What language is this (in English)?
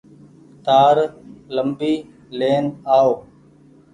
Goaria